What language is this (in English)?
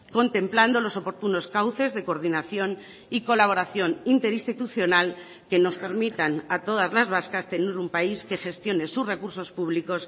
Spanish